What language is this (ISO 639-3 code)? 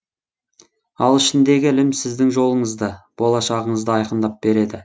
kaz